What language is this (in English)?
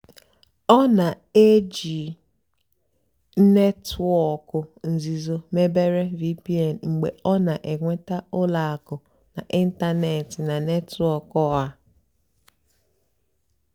Igbo